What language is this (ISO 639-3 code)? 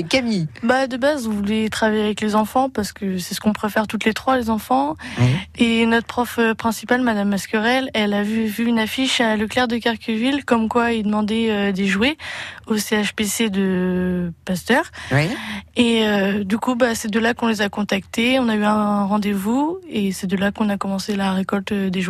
fra